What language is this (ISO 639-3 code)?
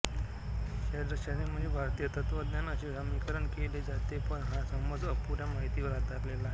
mar